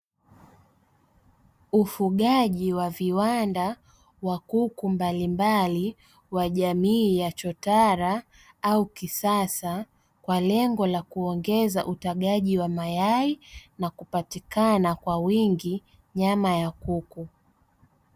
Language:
Swahili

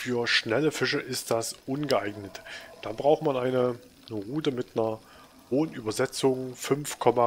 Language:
German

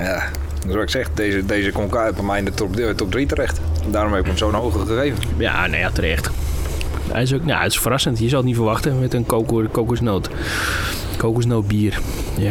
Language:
Dutch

